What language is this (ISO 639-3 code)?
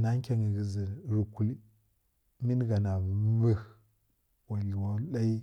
fkk